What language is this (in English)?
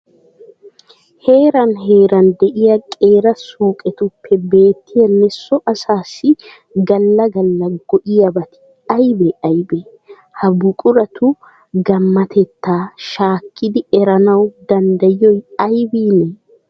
Wolaytta